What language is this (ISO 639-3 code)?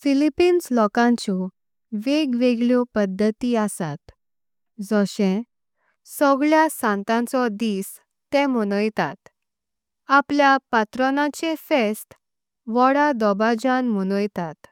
kok